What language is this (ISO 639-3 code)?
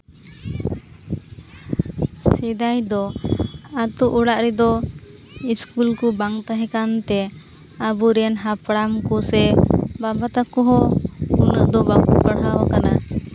sat